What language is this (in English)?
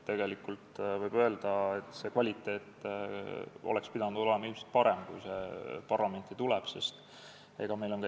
Estonian